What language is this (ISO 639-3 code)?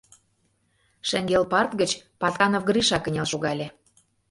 chm